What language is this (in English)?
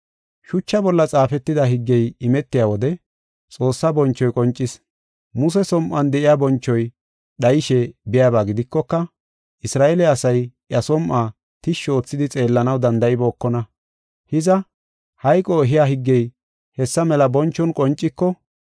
Gofa